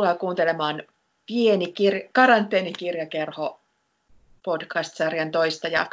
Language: Finnish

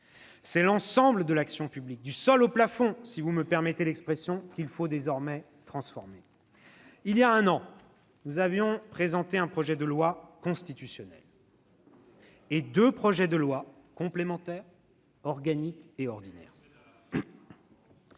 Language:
French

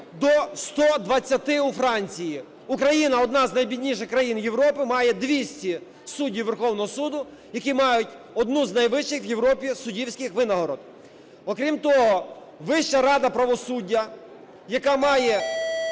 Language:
Ukrainian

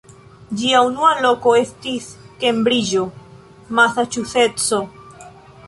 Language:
Esperanto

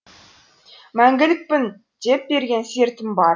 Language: Kazakh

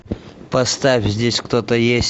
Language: Russian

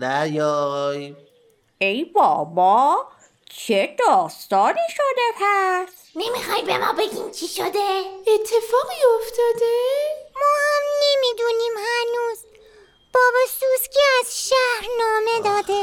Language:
Persian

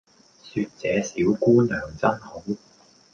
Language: Cantonese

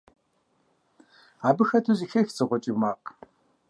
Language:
Kabardian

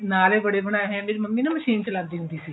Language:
Punjabi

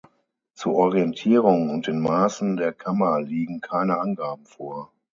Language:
German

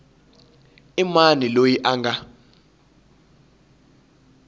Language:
Tsonga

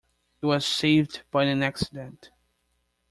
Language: English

